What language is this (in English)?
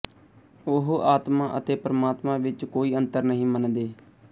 Punjabi